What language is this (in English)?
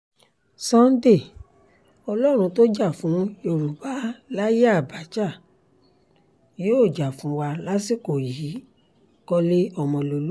Yoruba